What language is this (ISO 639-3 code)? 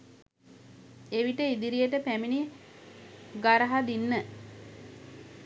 sin